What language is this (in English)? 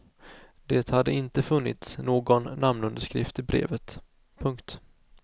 Swedish